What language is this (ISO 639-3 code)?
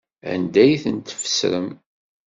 kab